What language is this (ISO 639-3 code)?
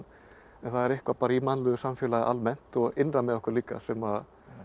isl